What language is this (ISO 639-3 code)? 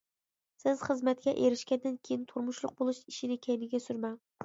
uig